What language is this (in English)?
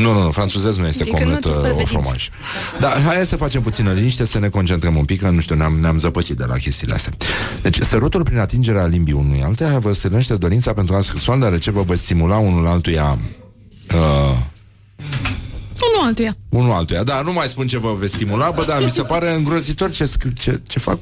Romanian